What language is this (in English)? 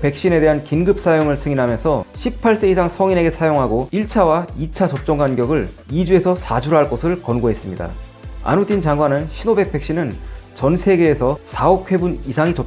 Korean